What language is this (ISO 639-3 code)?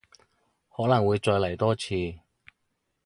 yue